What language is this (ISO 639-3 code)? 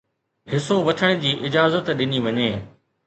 snd